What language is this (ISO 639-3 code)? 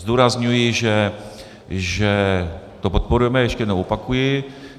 ces